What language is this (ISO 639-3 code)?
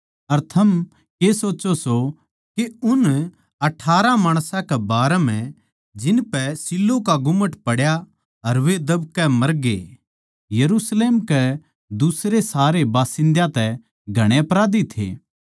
bgc